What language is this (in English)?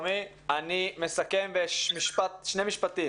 Hebrew